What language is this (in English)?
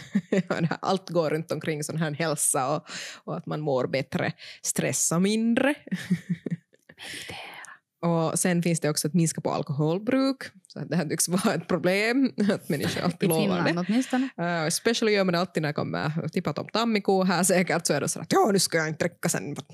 Swedish